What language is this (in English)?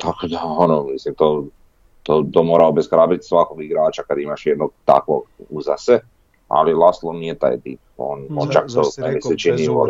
Croatian